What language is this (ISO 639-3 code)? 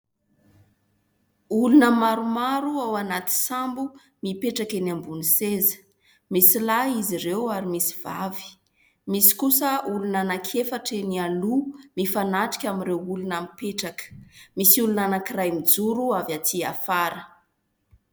mlg